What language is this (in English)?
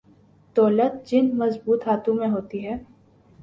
Urdu